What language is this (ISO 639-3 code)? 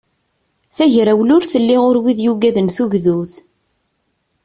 kab